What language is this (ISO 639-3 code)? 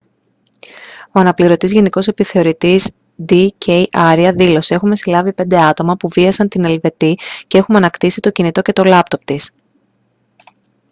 ell